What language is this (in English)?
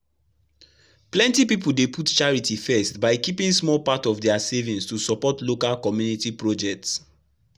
Nigerian Pidgin